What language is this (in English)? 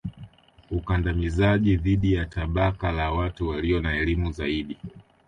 Swahili